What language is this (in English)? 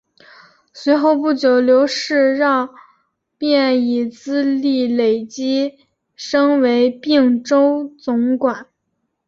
Chinese